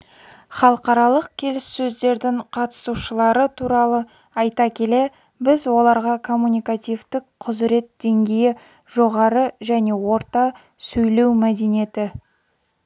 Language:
Kazakh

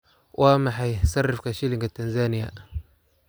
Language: Somali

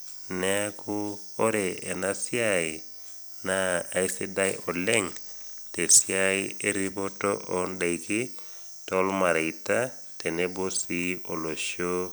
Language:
Masai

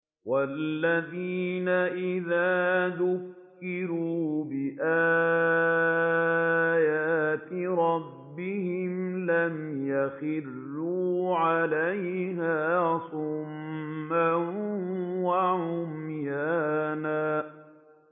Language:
Arabic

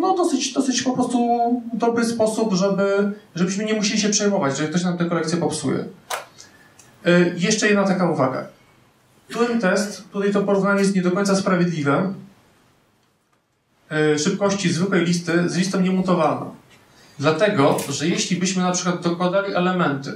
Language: Polish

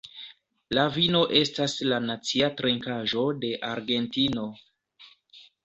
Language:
Esperanto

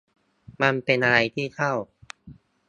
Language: Thai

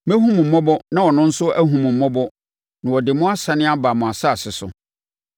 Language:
Akan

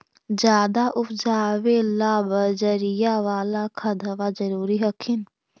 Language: Magahi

